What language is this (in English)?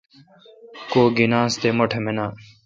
Kalkoti